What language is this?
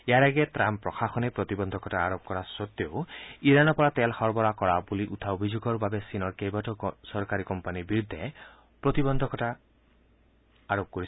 Assamese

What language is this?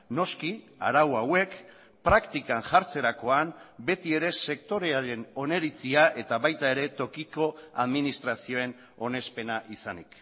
Basque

